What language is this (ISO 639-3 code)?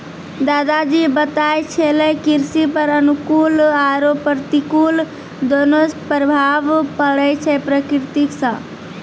mai